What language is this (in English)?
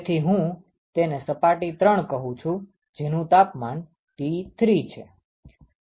Gujarati